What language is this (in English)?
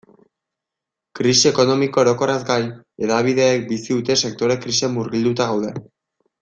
Basque